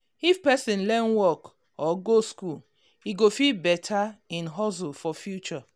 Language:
Nigerian Pidgin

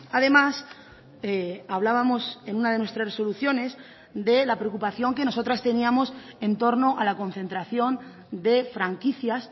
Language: Spanish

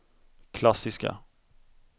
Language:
Swedish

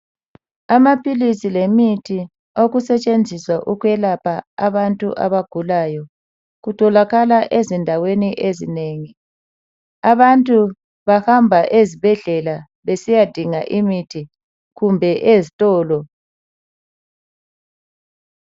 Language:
North Ndebele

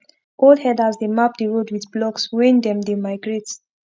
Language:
Nigerian Pidgin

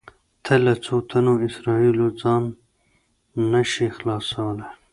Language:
Pashto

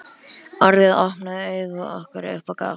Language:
Icelandic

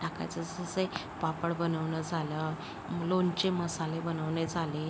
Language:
Marathi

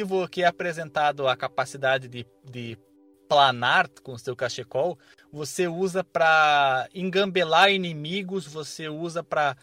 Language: Portuguese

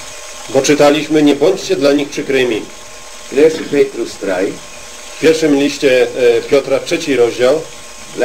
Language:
Polish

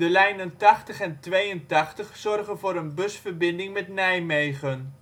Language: Dutch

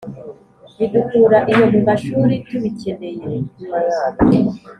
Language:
Kinyarwanda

